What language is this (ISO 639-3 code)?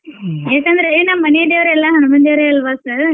kan